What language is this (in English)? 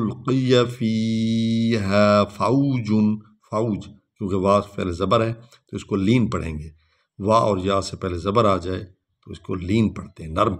Arabic